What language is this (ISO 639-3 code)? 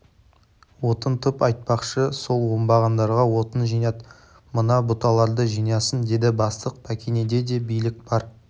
kaz